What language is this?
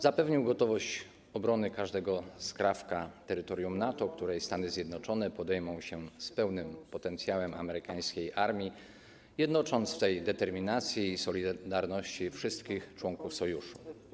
Polish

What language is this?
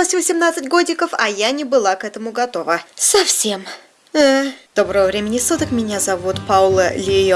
Russian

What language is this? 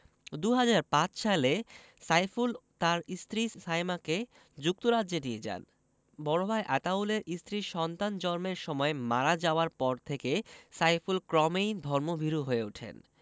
Bangla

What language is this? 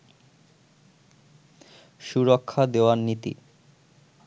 Bangla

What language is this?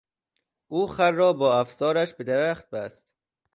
Persian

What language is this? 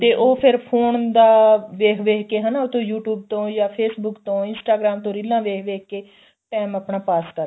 Punjabi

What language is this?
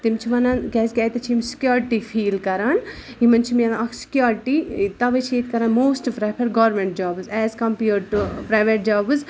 Kashmiri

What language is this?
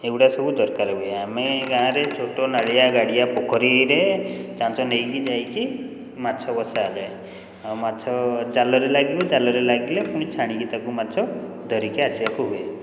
Odia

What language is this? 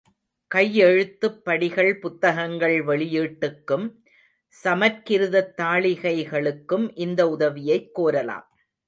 Tamil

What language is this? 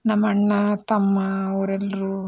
Kannada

